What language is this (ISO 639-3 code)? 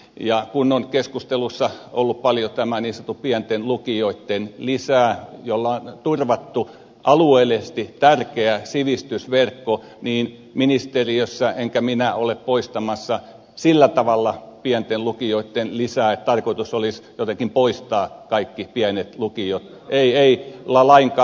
fin